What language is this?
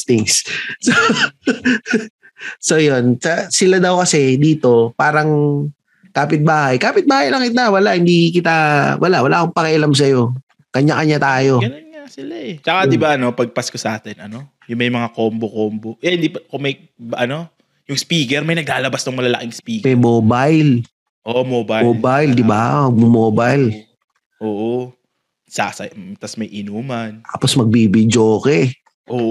Filipino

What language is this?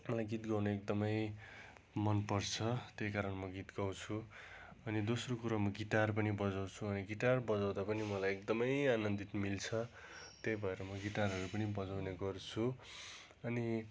Nepali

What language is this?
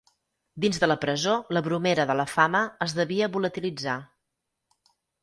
Catalan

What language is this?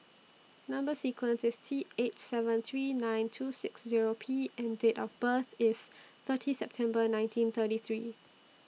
English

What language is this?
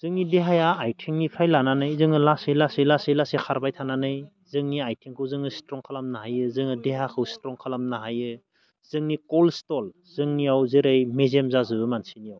Bodo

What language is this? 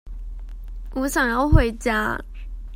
Chinese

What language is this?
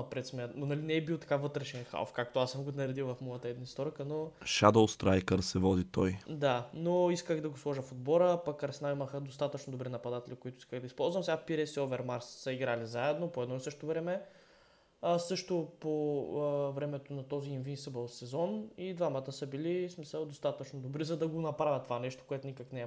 Bulgarian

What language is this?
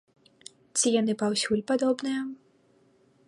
Belarusian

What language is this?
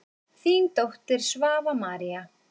Icelandic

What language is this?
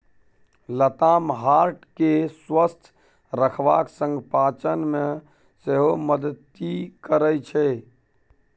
Maithili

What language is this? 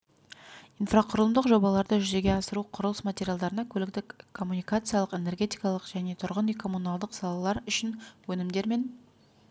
Kazakh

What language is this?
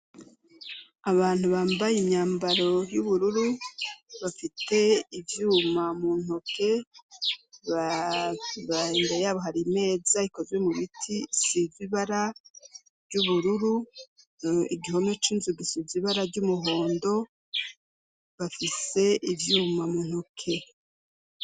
Rundi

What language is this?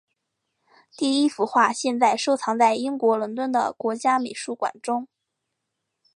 Chinese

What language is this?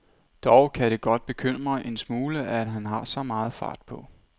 Danish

